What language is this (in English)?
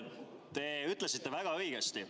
Estonian